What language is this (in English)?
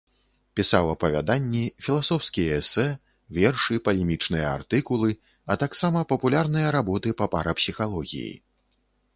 Belarusian